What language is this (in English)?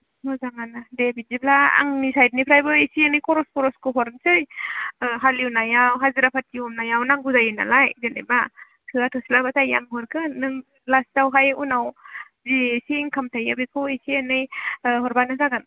Bodo